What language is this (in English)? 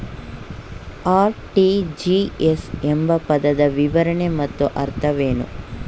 Kannada